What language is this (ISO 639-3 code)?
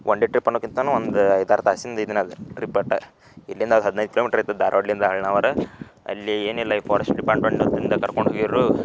kan